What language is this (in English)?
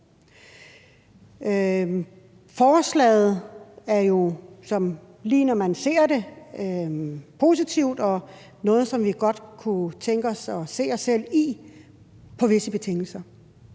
Danish